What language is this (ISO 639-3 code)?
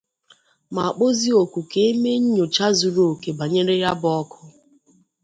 ibo